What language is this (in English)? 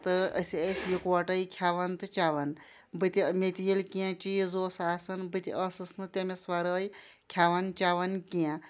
Kashmiri